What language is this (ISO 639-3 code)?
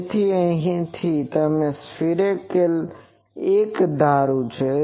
guj